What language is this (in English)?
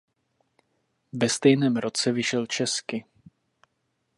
Czech